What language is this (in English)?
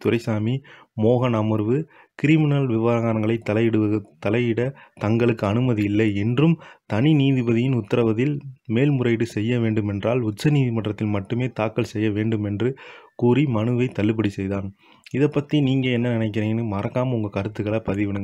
Thai